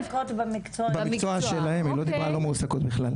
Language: Hebrew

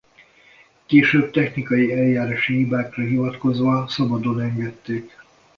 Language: Hungarian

